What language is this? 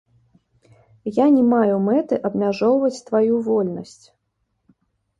Belarusian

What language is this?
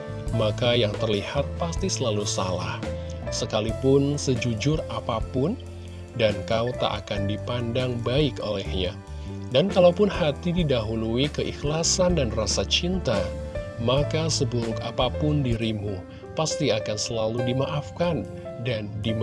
Indonesian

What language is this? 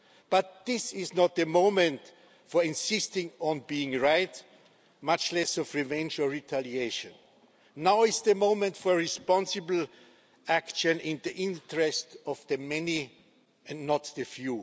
English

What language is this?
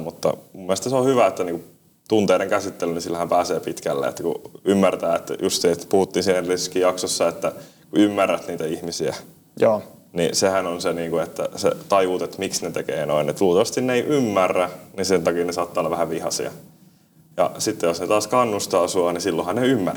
Finnish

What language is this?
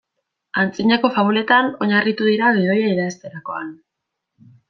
Basque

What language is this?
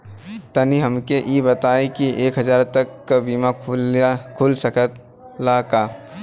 Bhojpuri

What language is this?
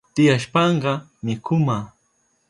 Southern Pastaza Quechua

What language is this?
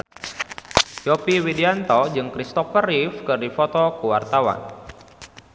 Sundanese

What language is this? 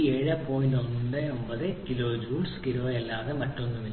Malayalam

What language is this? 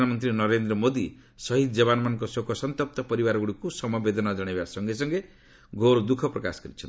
Odia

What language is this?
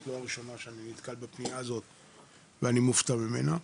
Hebrew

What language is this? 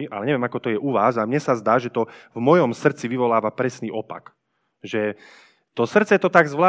Slovak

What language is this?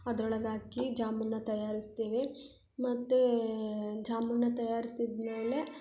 Kannada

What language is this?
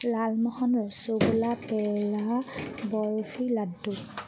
Assamese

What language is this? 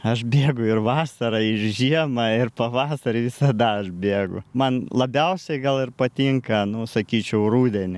Lithuanian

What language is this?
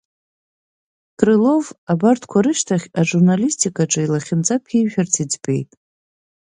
Abkhazian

